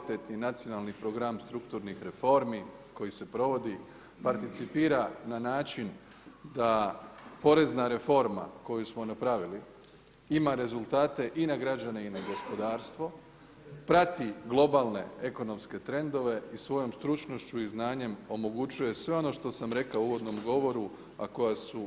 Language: Croatian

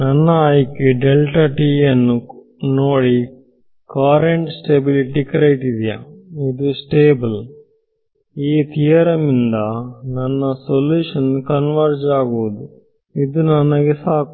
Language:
Kannada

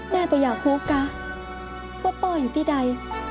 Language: Thai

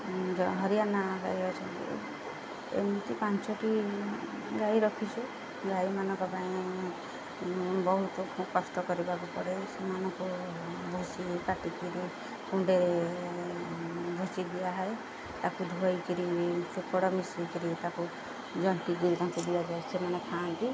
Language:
Odia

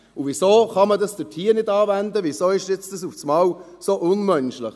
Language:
Swiss German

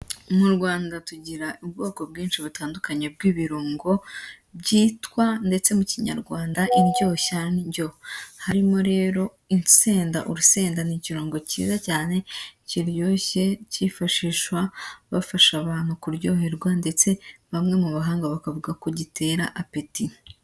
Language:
Kinyarwanda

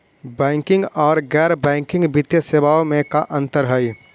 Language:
Magahi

